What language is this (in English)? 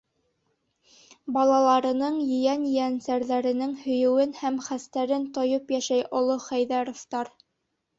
Bashkir